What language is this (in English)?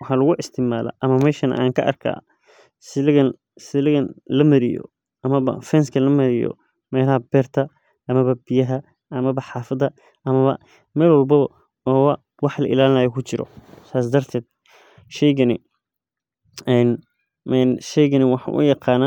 Somali